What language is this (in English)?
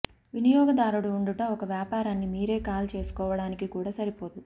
Telugu